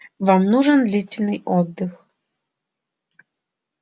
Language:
Russian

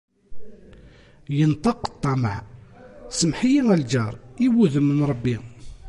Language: Kabyle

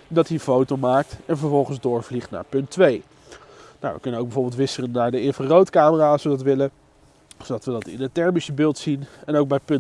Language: Dutch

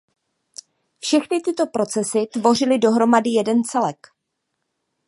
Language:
Czech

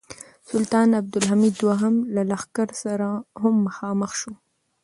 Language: Pashto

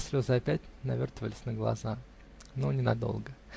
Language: Russian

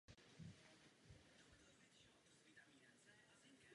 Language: Czech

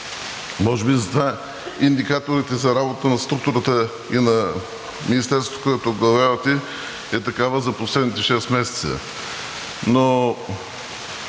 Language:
Bulgarian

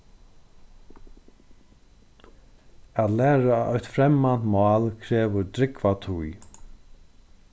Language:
Faroese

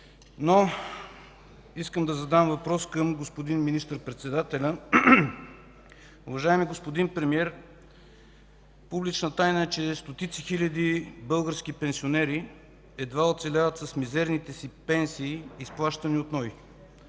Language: Bulgarian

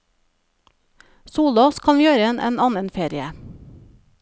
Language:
Norwegian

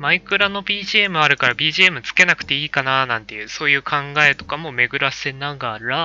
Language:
Japanese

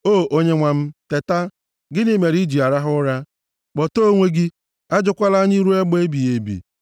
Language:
Igbo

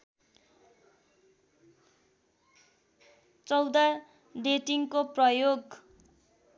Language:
Nepali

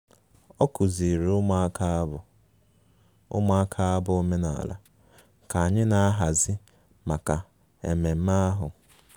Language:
Igbo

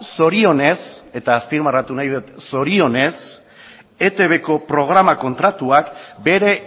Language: Basque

